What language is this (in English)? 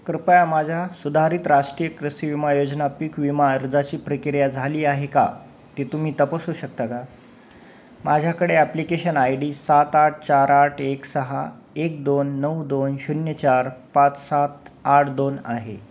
Marathi